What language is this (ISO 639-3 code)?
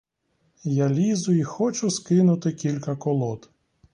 ukr